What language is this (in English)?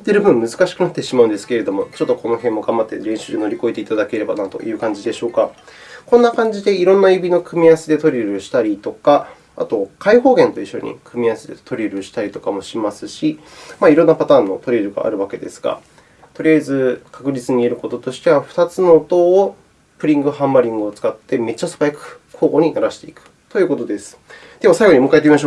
Japanese